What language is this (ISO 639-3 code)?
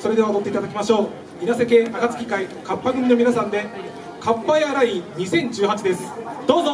jpn